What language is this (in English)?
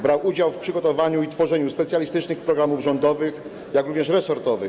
Polish